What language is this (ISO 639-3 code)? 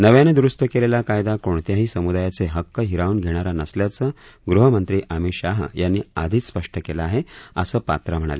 mar